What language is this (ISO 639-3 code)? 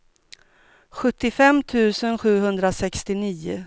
swe